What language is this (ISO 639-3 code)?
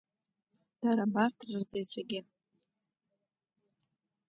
abk